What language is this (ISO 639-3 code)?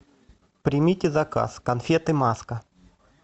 rus